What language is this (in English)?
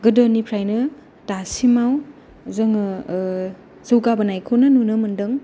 Bodo